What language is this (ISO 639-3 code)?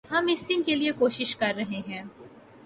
urd